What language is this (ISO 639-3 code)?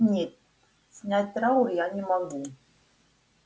rus